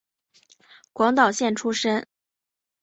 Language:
Chinese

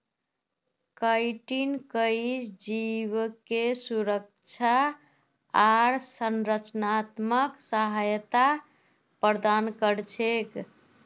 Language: Magahi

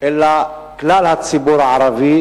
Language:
Hebrew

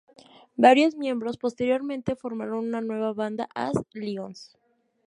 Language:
Spanish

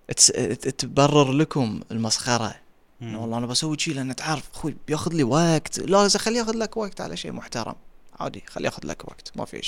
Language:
Arabic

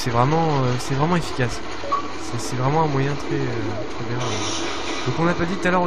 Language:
French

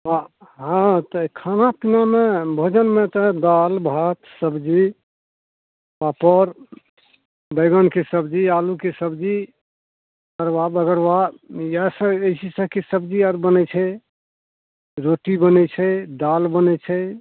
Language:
Maithili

